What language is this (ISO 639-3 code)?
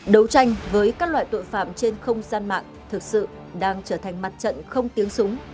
vie